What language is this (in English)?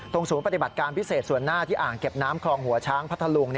Thai